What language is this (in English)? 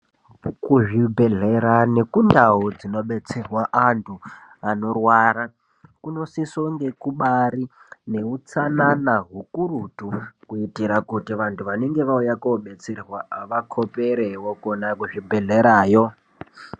Ndau